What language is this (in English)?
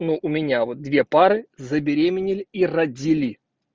Russian